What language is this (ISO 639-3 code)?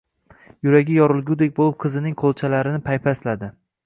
uzb